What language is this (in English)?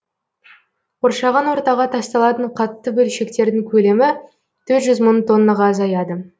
Kazakh